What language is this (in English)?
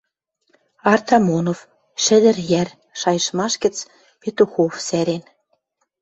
Western Mari